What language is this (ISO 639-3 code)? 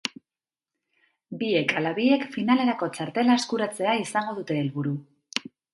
eus